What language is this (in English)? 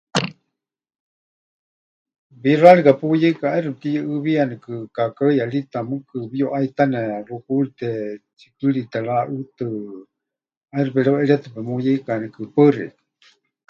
Huichol